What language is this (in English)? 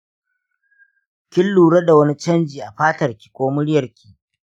Hausa